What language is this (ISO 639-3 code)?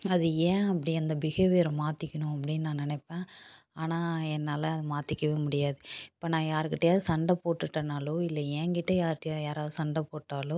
tam